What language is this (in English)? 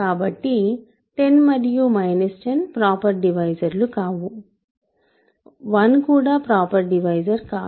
Telugu